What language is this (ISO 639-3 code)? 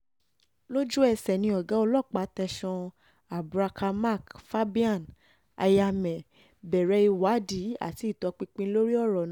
yor